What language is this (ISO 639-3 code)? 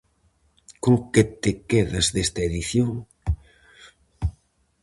glg